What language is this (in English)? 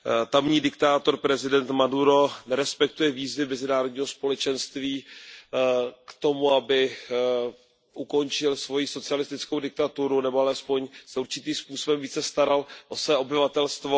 Czech